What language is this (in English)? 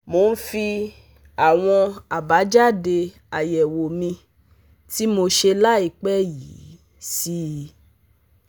Yoruba